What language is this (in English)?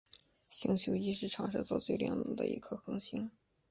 Chinese